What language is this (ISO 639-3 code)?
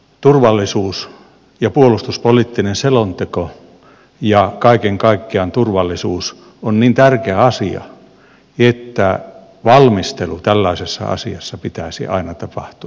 fin